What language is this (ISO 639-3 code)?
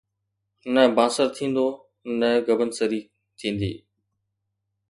snd